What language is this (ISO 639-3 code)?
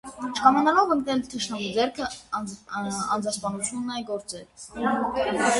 hye